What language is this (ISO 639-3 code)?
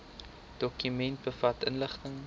afr